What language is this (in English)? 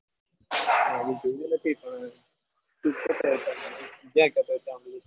Gujarati